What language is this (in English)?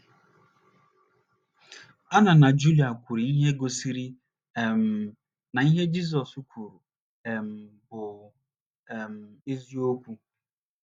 Igbo